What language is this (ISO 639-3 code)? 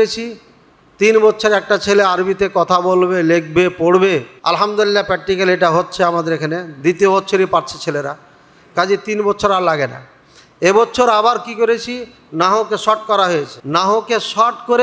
ara